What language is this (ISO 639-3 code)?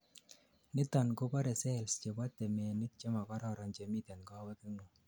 kln